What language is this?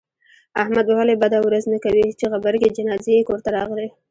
Pashto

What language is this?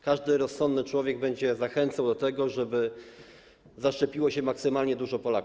Polish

